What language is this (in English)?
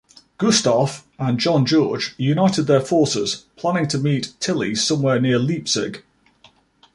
English